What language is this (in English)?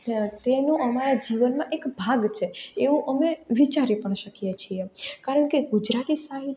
Gujarati